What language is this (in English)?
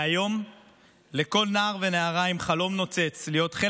Hebrew